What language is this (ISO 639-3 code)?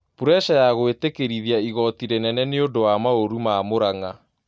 kik